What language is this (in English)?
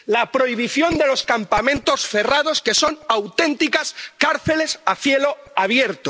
Spanish